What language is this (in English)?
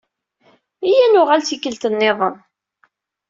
Kabyle